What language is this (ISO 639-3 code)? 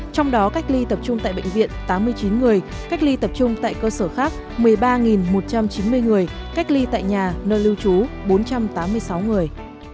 vie